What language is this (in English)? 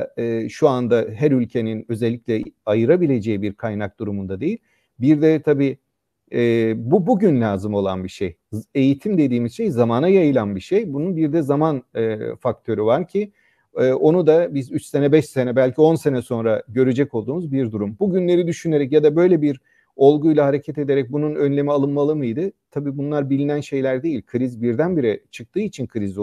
Turkish